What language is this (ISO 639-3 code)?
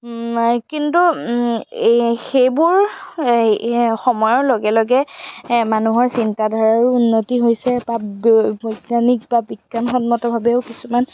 asm